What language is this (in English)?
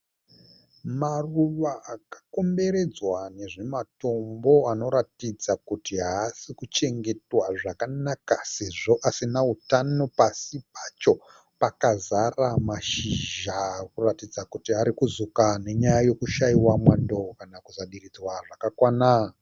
Shona